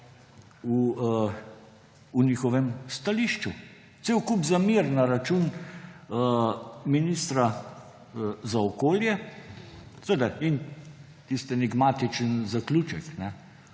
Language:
Slovenian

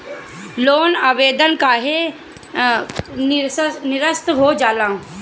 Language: Bhojpuri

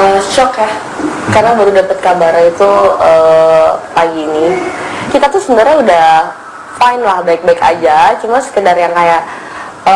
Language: Indonesian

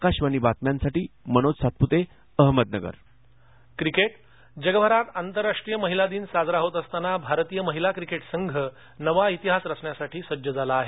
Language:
Marathi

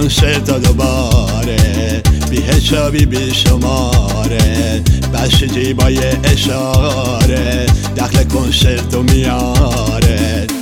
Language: Persian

